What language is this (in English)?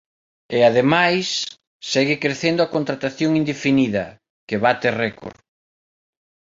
Galician